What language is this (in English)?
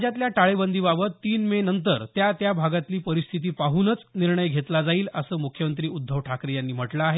Marathi